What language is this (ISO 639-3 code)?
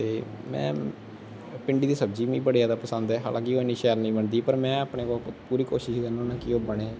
doi